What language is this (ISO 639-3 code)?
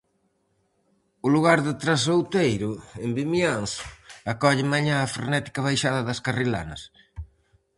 glg